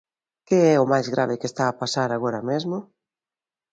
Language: Galician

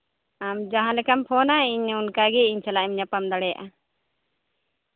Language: Santali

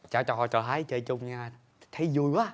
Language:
Vietnamese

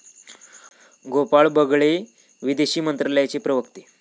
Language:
Marathi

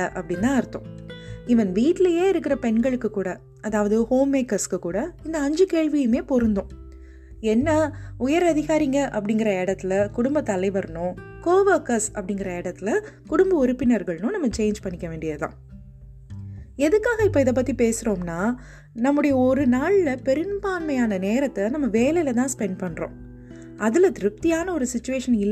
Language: Tamil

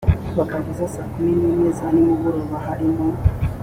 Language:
Kinyarwanda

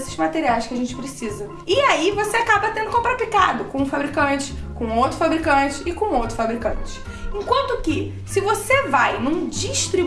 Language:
Portuguese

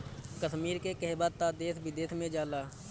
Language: Bhojpuri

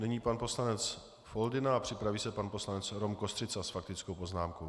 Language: Czech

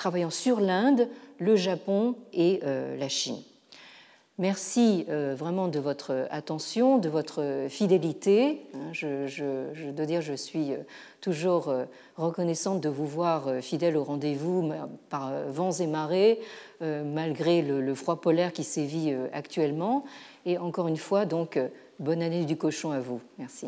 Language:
French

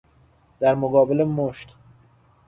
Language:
Persian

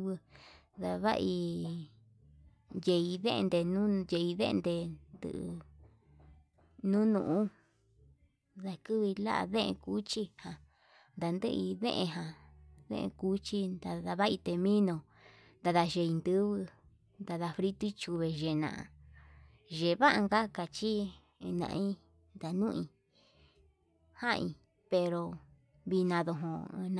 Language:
Yutanduchi Mixtec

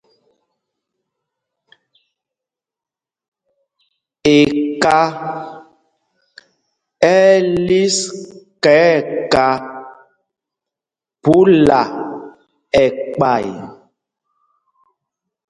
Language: Mpumpong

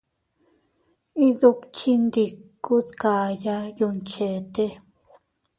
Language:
Teutila Cuicatec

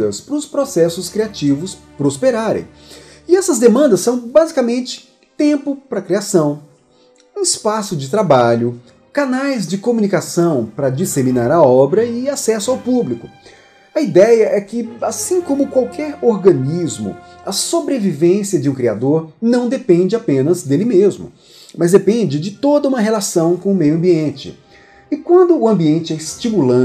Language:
Portuguese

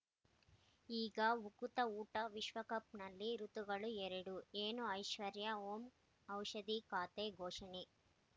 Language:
Kannada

